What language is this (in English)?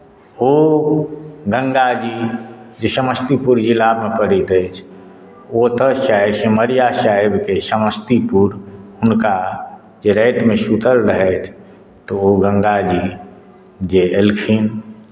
Maithili